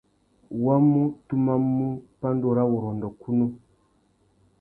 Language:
Tuki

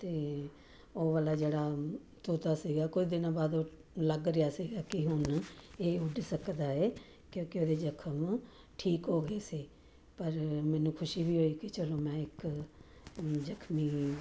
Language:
Punjabi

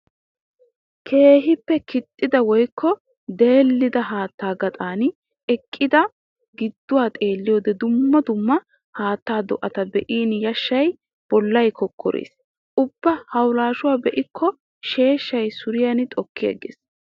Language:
Wolaytta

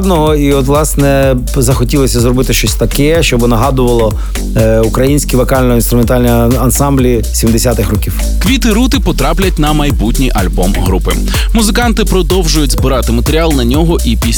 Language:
Ukrainian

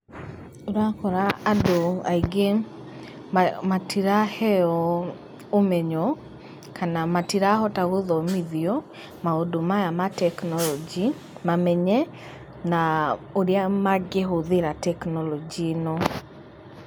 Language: Kikuyu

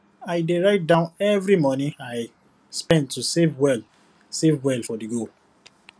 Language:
Nigerian Pidgin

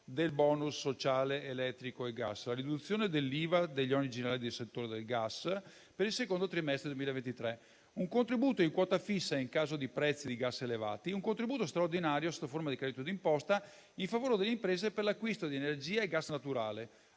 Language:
Italian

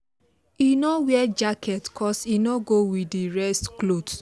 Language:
Nigerian Pidgin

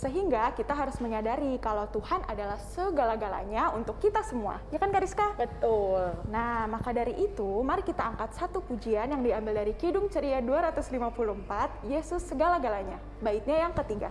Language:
Indonesian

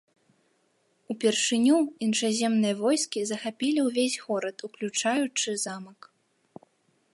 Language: Belarusian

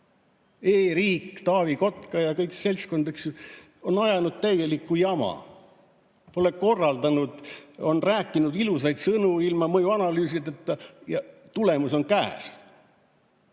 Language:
Estonian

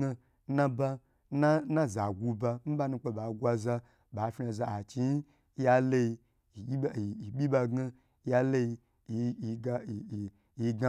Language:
Gbagyi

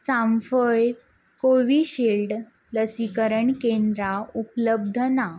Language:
Konkani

